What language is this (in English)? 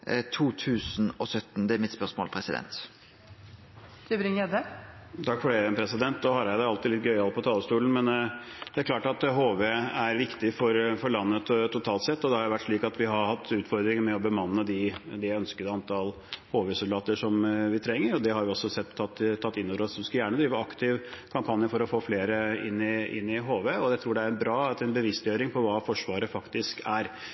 Norwegian